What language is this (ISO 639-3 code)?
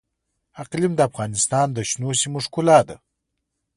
pus